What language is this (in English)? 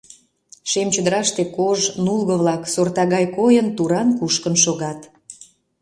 Mari